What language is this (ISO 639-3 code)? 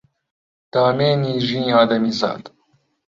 ckb